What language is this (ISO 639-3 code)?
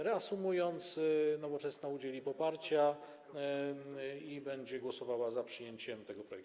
pol